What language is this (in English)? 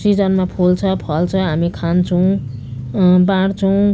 Nepali